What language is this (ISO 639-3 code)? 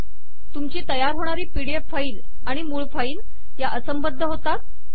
mar